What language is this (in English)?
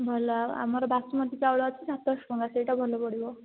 Odia